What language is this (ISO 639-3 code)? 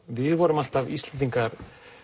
isl